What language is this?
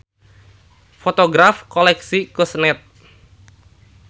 Sundanese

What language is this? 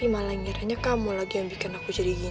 Indonesian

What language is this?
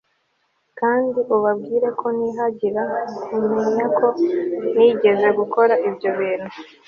Kinyarwanda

